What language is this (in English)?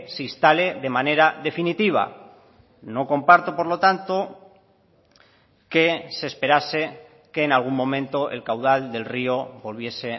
Spanish